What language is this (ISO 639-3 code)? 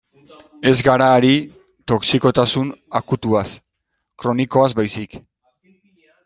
eus